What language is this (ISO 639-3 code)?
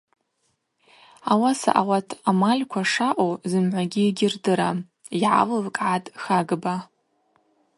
abq